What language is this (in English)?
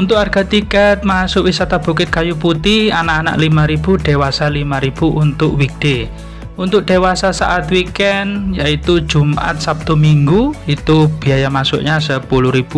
Indonesian